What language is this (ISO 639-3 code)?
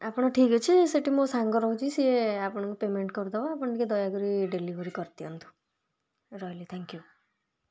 ori